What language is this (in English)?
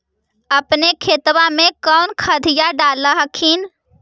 Magahi